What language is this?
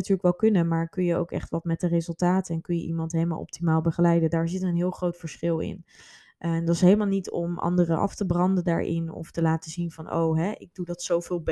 Dutch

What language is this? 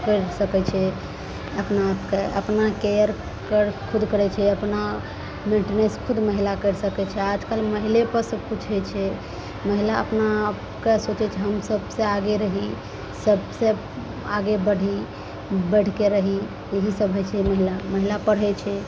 Maithili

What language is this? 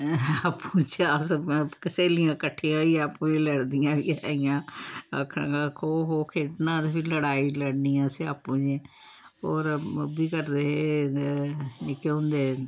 Dogri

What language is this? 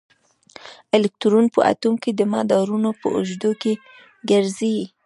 Pashto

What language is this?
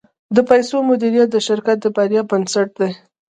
Pashto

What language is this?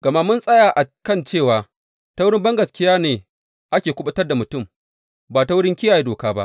Hausa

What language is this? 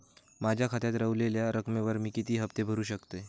Marathi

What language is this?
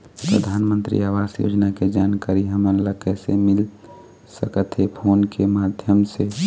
Chhattisgarhi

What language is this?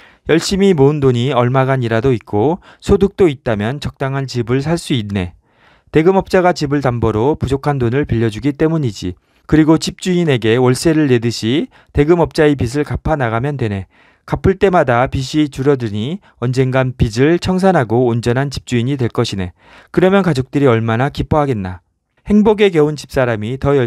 Korean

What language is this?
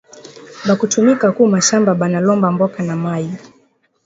Swahili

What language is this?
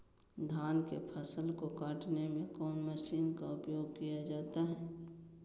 Magahi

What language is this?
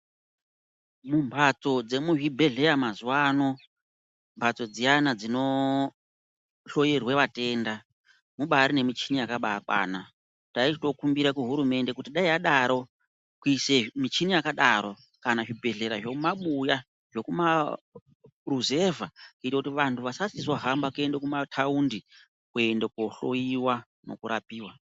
Ndau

